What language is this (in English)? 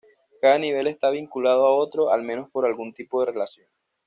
Spanish